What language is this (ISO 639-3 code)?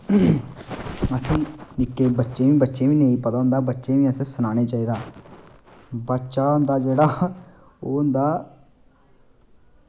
doi